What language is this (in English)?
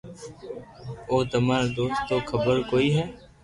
Loarki